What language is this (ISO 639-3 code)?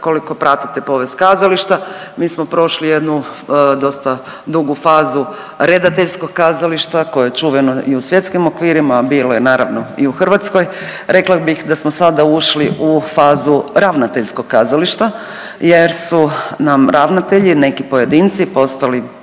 hrv